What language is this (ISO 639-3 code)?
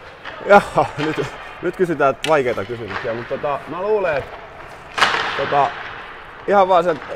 fin